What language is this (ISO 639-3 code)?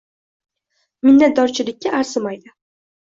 uzb